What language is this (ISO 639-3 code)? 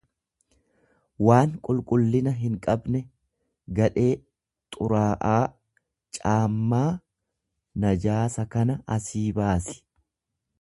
orm